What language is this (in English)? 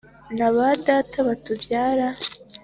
Kinyarwanda